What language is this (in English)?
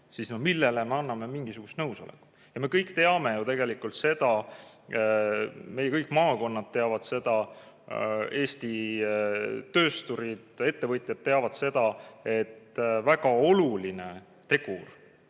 Estonian